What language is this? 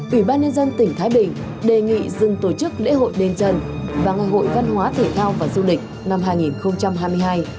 Vietnamese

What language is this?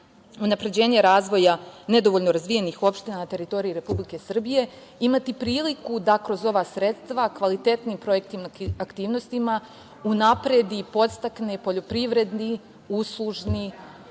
Serbian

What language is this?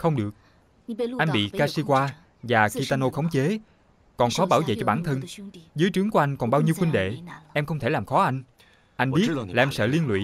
Vietnamese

